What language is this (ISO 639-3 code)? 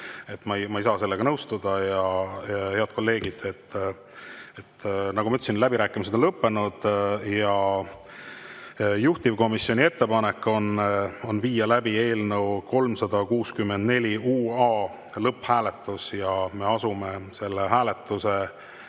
est